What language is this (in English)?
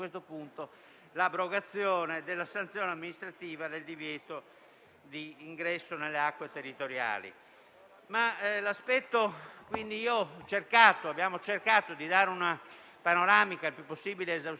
Italian